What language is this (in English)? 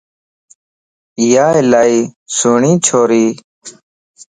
Lasi